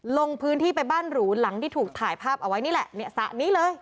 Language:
Thai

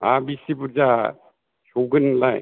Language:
Bodo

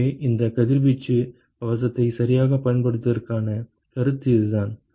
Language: Tamil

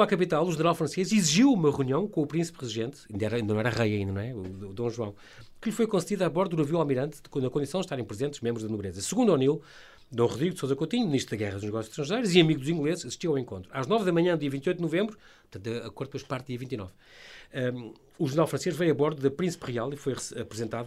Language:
Portuguese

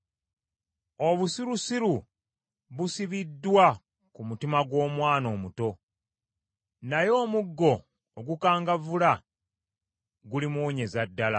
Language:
Ganda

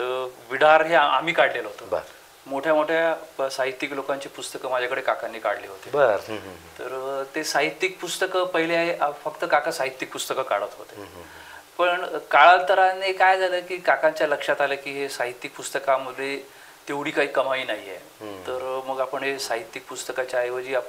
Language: Marathi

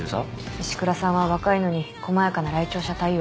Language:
Japanese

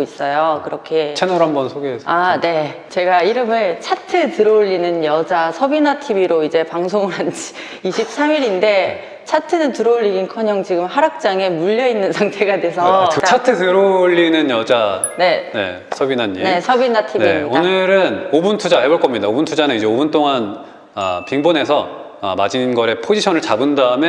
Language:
Korean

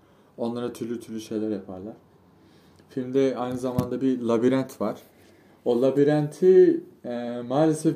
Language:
Turkish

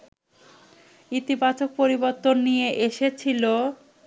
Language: Bangla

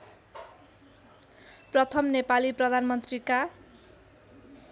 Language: Nepali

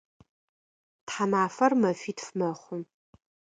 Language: Adyghe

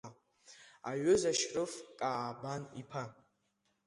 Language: Abkhazian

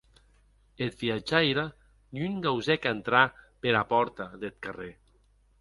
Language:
Occitan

